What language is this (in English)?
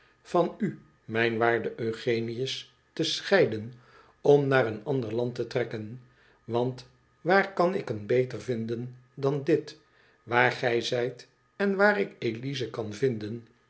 Dutch